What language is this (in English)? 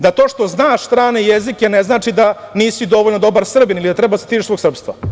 Serbian